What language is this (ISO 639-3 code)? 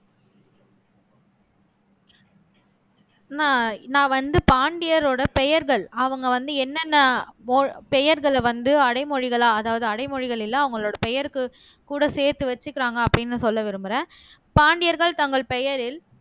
tam